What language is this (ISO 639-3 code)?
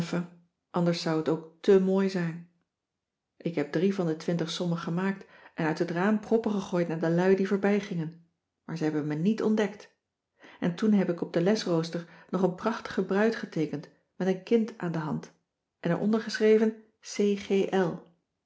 nld